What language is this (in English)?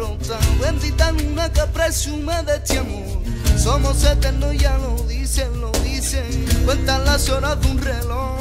Romanian